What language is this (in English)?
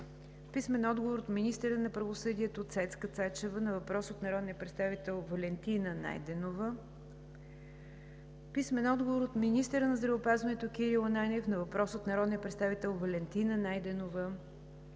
Bulgarian